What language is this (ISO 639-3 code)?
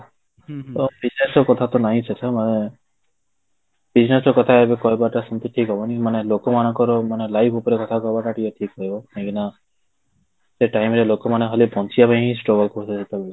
ori